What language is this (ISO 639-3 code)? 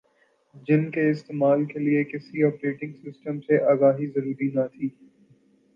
urd